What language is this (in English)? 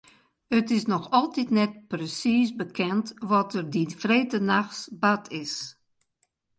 Western Frisian